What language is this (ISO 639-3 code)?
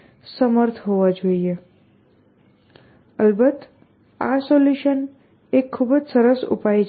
guj